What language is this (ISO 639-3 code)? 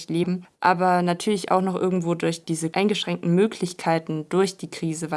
deu